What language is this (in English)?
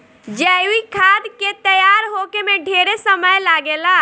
Bhojpuri